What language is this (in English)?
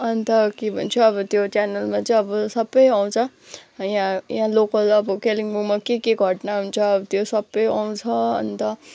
Nepali